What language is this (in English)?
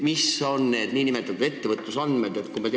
Estonian